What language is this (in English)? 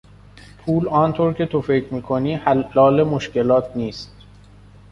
Persian